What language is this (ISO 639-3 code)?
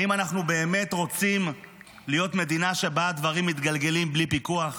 heb